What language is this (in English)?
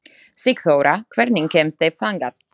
Icelandic